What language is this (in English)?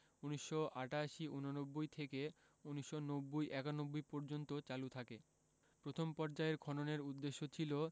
Bangla